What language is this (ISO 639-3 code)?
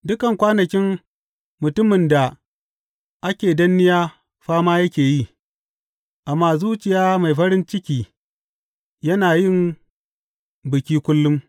hau